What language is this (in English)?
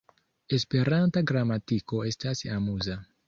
Esperanto